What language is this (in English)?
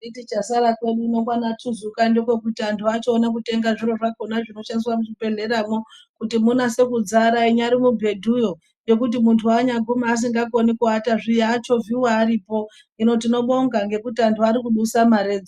Ndau